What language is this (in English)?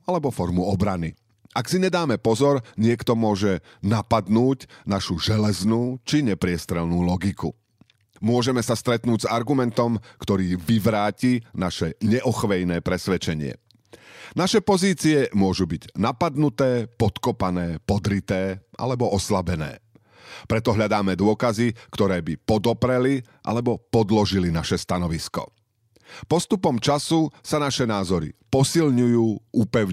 Slovak